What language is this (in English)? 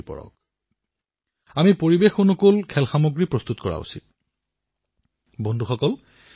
Assamese